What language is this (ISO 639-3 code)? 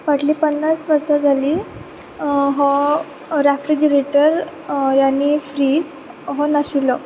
kok